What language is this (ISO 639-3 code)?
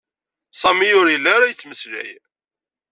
kab